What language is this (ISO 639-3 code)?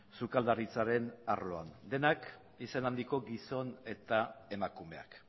eus